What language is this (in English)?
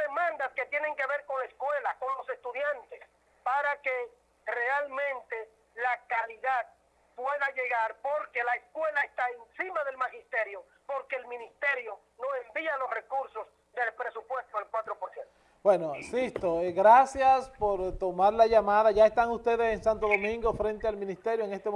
Spanish